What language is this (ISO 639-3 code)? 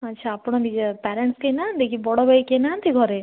ori